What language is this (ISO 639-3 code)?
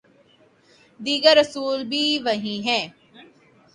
urd